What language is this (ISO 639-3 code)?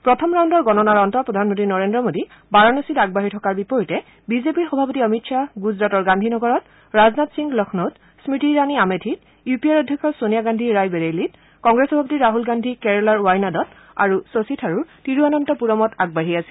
asm